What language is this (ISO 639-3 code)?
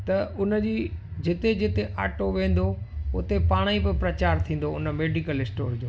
snd